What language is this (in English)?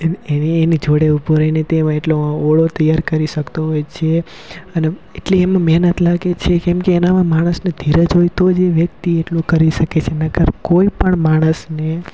Gujarati